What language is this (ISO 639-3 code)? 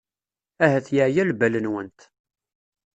kab